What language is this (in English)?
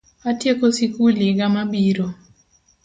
Luo (Kenya and Tanzania)